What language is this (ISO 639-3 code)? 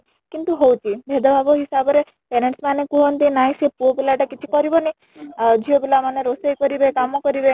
ori